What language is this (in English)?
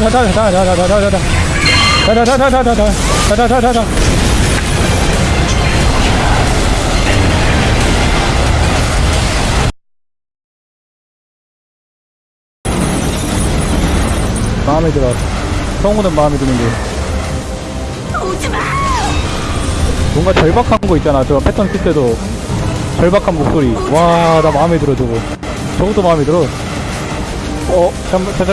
Korean